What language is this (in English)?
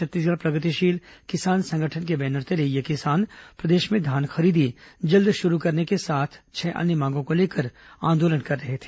Hindi